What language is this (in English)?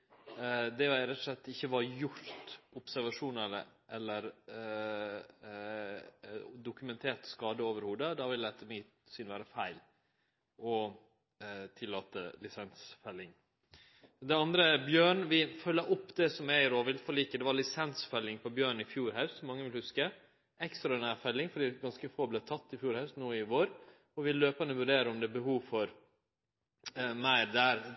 Norwegian Nynorsk